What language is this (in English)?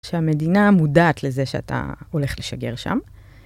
Hebrew